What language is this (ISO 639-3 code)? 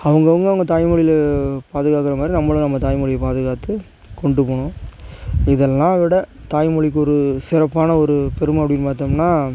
tam